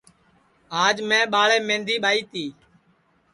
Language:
Sansi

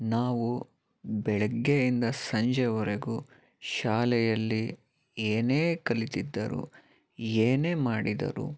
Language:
Kannada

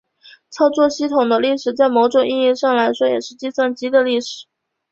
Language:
Chinese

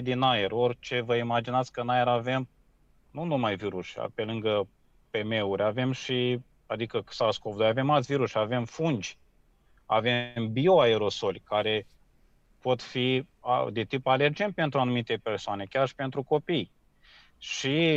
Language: Romanian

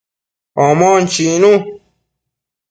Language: Matsés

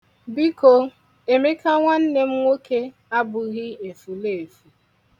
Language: Igbo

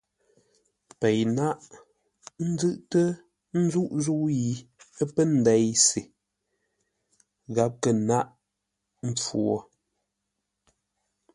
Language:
Ngombale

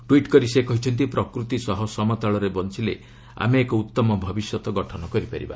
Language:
Odia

